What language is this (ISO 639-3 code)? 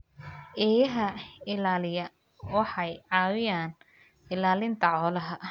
som